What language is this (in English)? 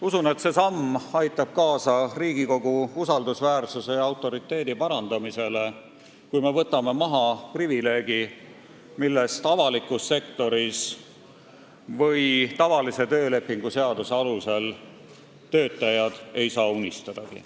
Estonian